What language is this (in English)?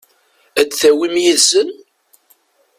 Kabyle